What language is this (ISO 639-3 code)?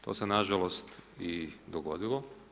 hrv